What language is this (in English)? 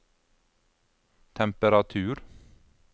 Norwegian